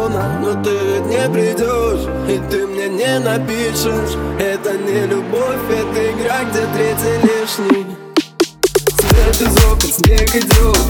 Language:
Russian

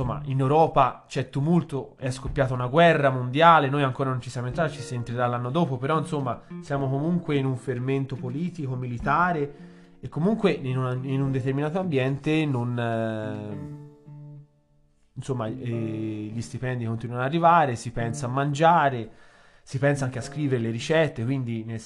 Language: Italian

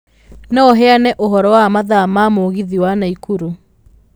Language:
Kikuyu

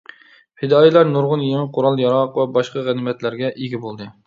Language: Uyghur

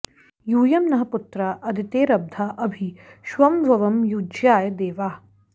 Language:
Sanskrit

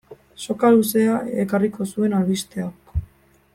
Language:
Basque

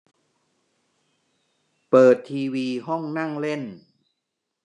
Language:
Thai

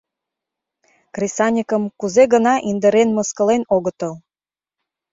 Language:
Mari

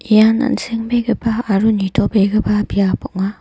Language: Garo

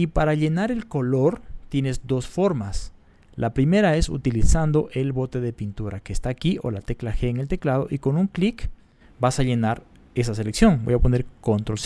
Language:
Spanish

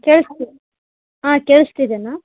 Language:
Kannada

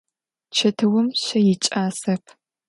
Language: Adyghe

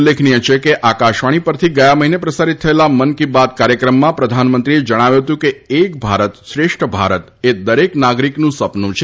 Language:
Gujarati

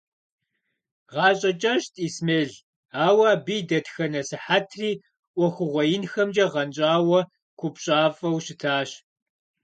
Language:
Kabardian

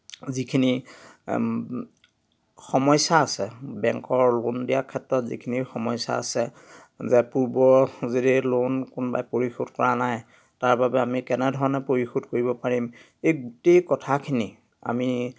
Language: Assamese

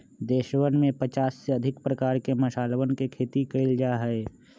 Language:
Magahi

